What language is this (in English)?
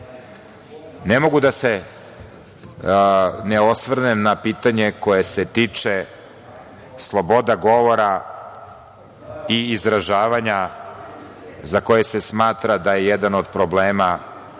Serbian